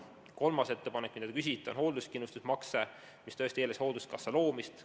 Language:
Estonian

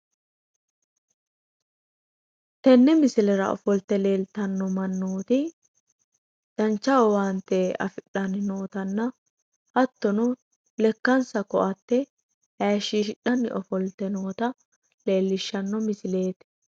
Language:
Sidamo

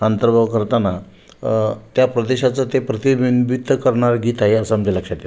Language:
Marathi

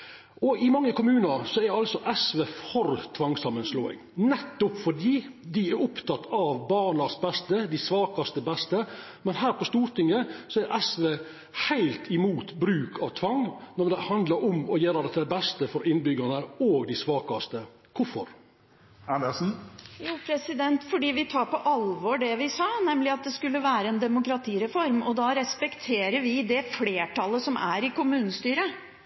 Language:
Norwegian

